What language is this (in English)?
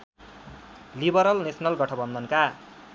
Nepali